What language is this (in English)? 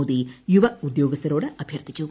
Malayalam